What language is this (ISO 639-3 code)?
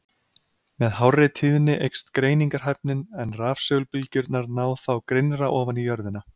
isl